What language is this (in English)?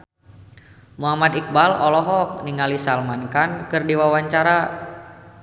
Sundanese